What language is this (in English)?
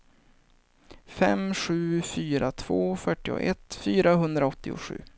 Swedish